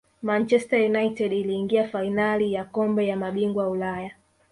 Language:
Swahili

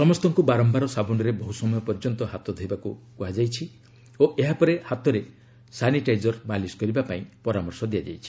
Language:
Odia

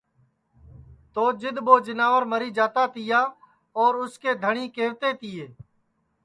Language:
Sansi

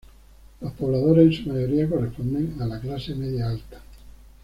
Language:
Spanish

